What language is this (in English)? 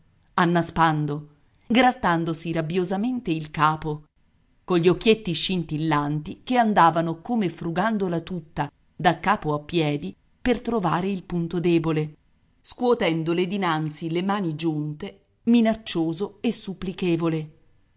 Italian